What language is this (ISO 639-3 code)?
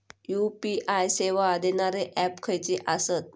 mar